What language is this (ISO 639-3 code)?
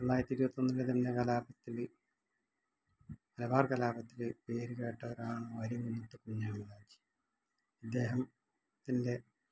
mal